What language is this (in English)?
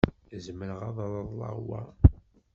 Kabyle